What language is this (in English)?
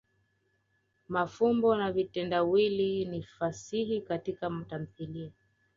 Swahili